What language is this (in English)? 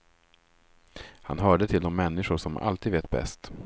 Swedish